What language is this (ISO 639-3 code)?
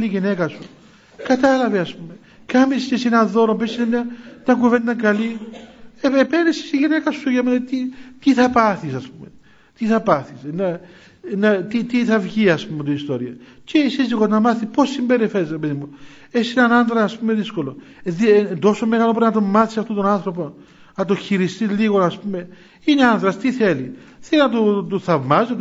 ell